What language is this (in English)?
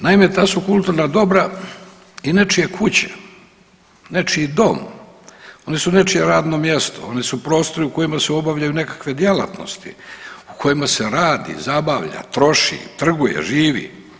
Croatian